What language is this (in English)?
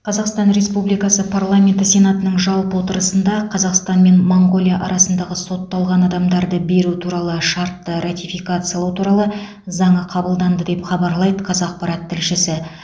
Kazakh